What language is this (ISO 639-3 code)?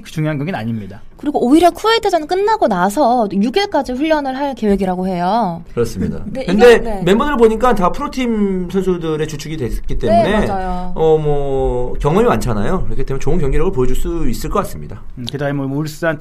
kor